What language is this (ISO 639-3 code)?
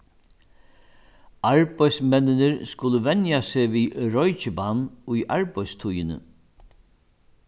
fao